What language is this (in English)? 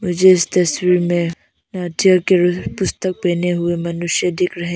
Hindi